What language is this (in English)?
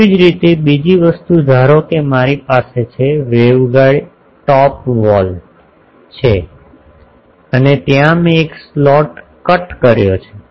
Gujarati